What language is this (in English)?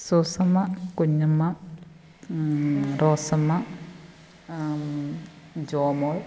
Malayalam